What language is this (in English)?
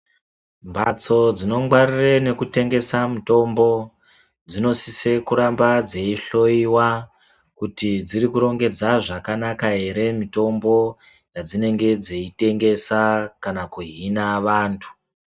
Ndau